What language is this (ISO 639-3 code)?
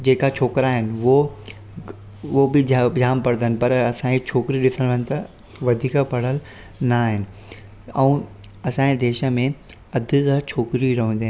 snd